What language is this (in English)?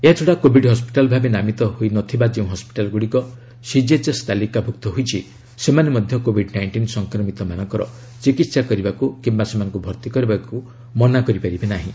Odia